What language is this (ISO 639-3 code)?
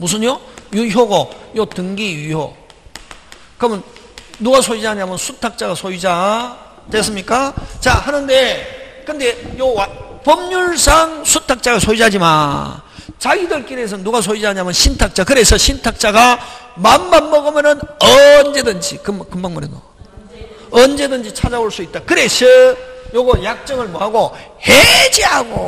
kor